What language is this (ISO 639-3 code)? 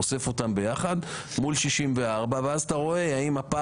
heb